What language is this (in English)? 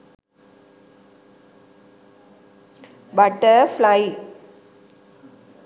Sinhala